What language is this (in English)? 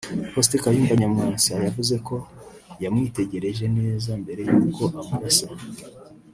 Kinyarwanda